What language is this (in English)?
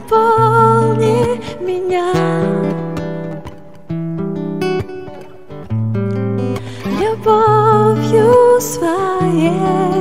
Russian